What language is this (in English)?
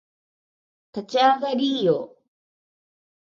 Japanese